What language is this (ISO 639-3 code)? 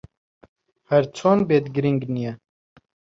ckb